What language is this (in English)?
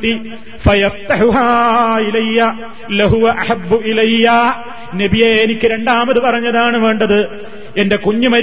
Malayalam